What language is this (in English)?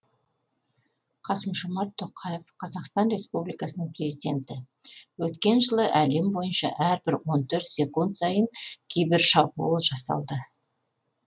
Kazakh